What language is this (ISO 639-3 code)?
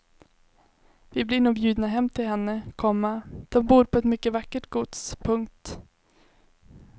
swe